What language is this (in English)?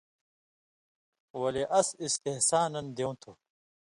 Indus Kohistani